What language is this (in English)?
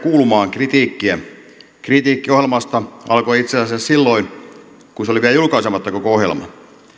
Finnish